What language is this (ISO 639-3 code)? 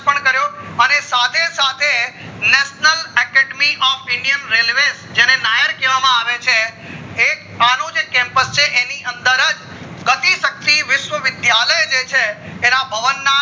guj